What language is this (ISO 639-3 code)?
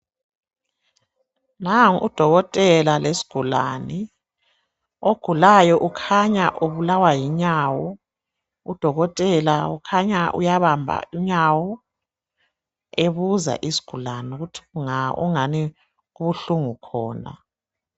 nde